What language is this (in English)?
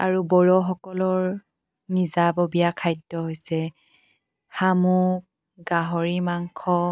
Assamese